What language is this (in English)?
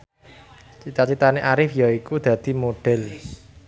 Javanese